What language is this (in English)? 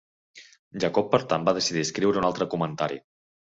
Catalan